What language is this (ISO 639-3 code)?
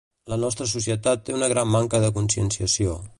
cat